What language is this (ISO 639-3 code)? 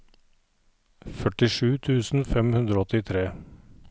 nor